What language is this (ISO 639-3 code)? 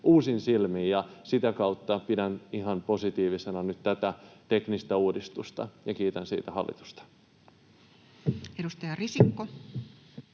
fin